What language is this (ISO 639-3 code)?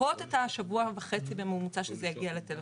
heb